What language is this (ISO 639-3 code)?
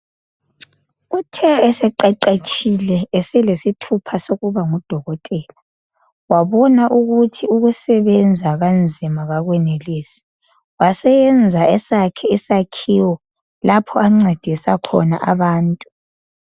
nde